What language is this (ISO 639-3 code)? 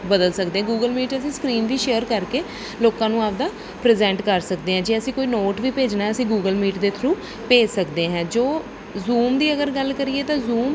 pan